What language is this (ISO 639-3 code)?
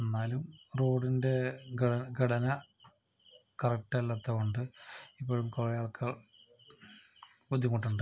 mal